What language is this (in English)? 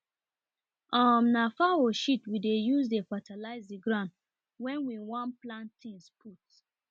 Nigerian Pidgin